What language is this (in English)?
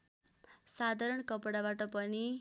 Nepali